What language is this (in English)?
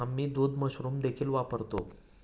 Marathi